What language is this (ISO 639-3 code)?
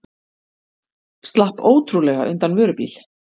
isl